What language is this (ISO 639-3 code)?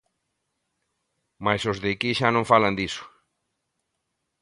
glg